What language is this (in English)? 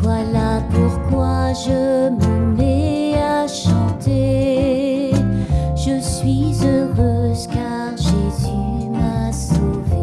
French